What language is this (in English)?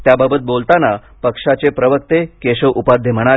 Marathi